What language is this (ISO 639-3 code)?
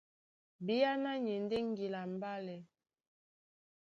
dua